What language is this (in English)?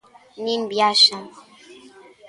Galician